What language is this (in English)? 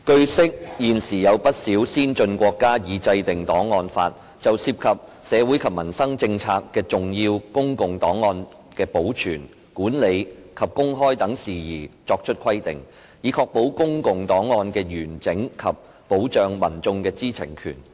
Cantonese